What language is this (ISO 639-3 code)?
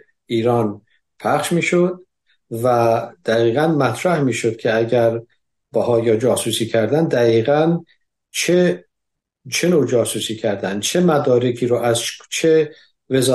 fas